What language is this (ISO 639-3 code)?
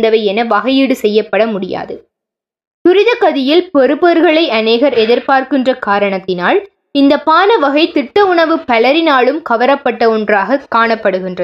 tam